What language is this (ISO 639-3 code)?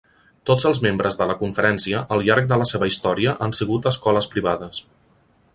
cat